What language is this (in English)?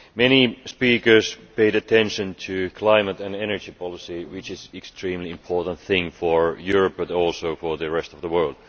English